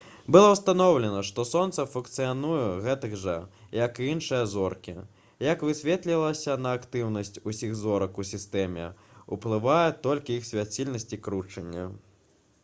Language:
Belarusian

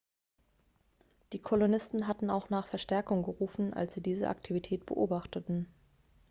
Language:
German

